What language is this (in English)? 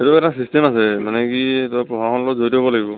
Assamese